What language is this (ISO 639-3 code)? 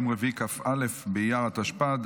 heb